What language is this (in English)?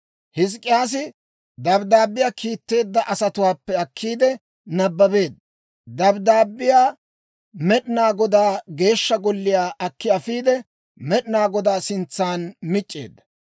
Dawro